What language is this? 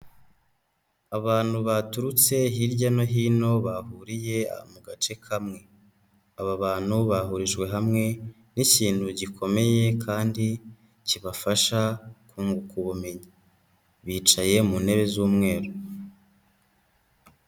Kinyarwanda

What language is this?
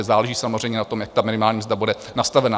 Czech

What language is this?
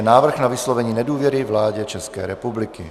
Czech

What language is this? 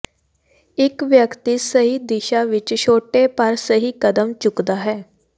Punjabi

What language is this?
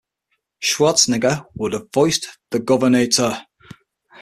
English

